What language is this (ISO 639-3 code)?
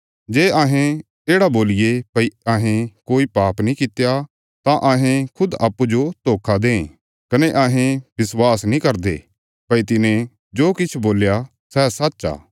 kfs